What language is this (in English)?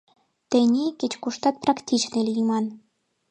Mari